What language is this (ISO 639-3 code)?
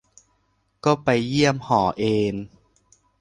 tha